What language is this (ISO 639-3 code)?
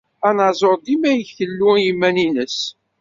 kab